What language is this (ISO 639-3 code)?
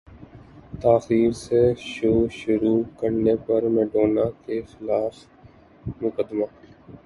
urd